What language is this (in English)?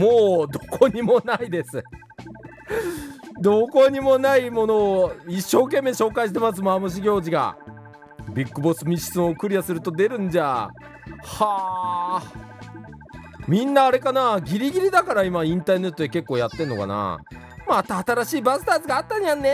Japanese